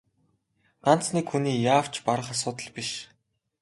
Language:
Mongolian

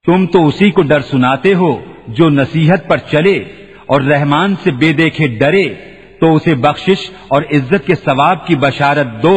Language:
Urdu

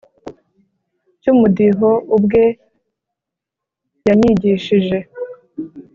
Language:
Kinyarwanda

